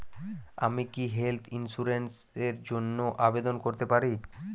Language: Bangla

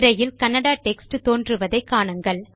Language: Tamil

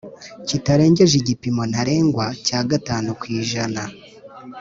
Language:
Kinyarwanda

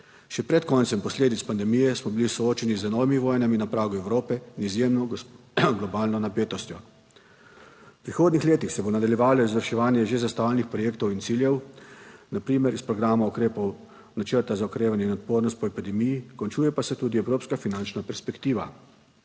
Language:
Slovenian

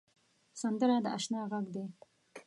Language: Pashto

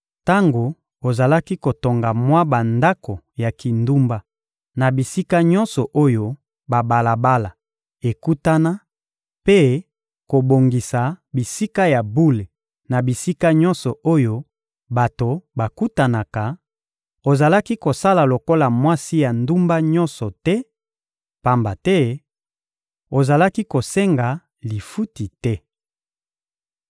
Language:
Lingala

